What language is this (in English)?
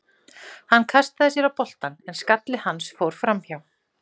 Icelandic